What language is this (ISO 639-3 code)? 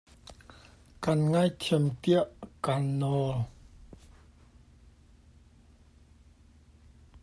cnh